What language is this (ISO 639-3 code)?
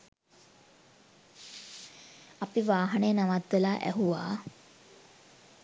sin